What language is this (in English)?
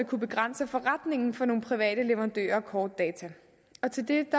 Danish